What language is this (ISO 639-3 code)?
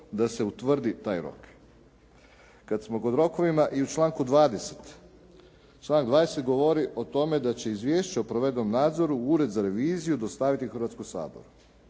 hrv